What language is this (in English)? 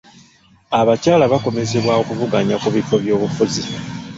Ganda